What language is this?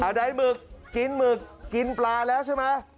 Thai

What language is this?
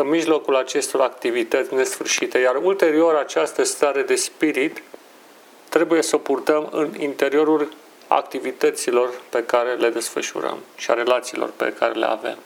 Romanian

